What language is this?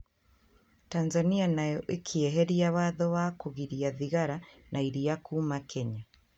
Kikuyu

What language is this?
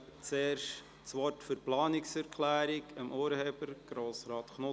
Swiss German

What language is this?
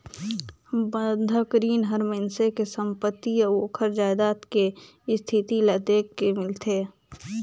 Chhattisgarhi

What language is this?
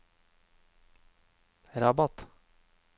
Norwegian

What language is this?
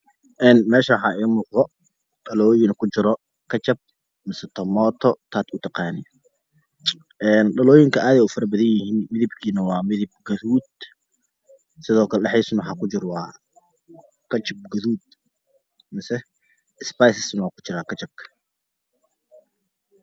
Somali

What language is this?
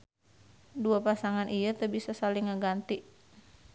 Sundanese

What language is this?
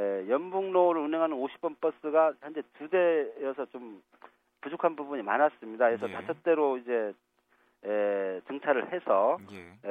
Korean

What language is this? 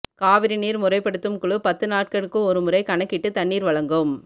Tamil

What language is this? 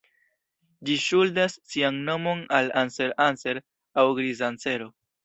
Esperanto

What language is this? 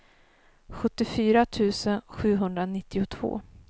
Swedish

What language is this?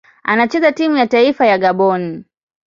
Swahili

